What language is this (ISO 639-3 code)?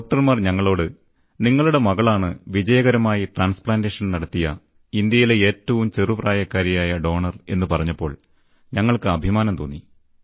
mal